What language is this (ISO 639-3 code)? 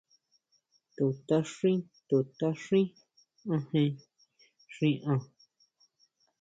mau